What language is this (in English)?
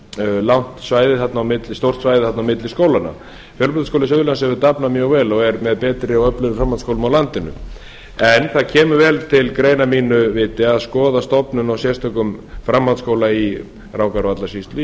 Icelandic